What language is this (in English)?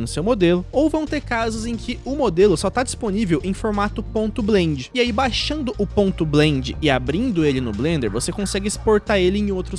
Portuguese